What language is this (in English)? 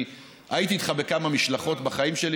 Hebrew